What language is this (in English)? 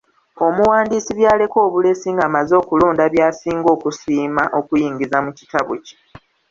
Ganda